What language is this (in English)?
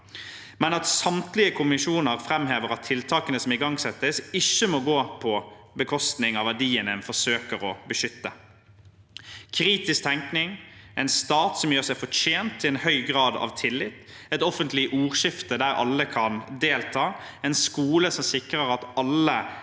Norwegian